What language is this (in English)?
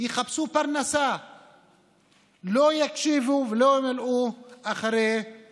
Hebrew